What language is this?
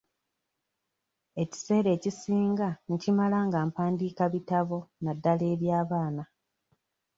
Ganda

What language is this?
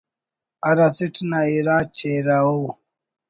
Brahui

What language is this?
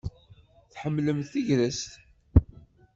Kabyle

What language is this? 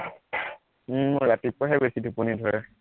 Assamese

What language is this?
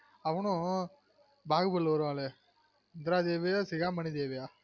Tamil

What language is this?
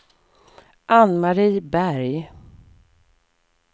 Swedish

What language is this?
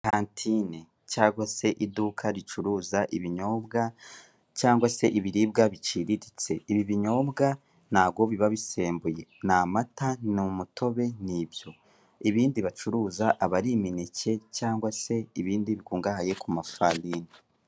Kinyarwanda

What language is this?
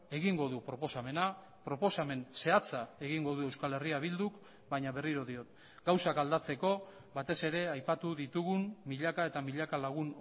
Basque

